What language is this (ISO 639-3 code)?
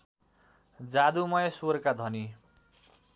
nep